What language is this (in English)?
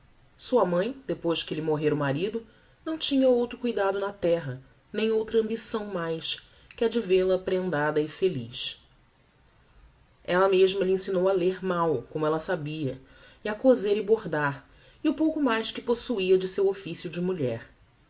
Portuguese